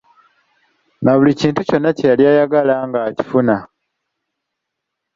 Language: Ganda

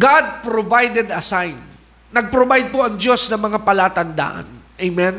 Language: Filipino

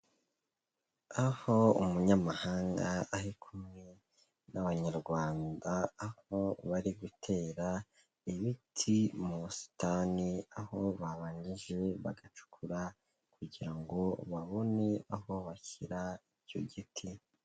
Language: Kinyarwanda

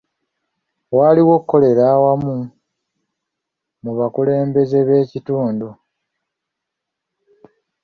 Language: Ganda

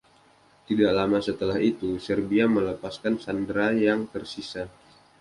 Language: Indonesian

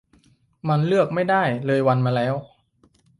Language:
Thai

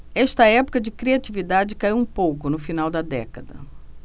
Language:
Portuguese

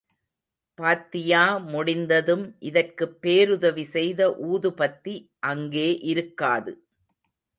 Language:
Tamil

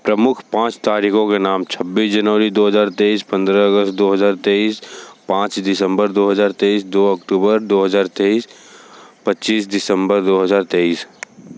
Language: Hindi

